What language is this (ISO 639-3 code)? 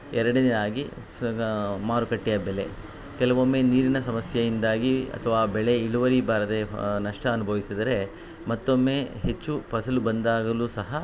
kan